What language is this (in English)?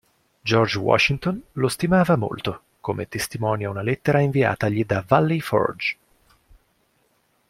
Italian